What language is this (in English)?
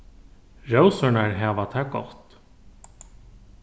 Faroese